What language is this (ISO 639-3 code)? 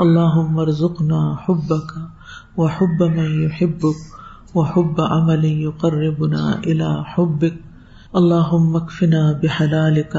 urd